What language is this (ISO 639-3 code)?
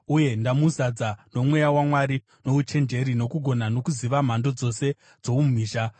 sna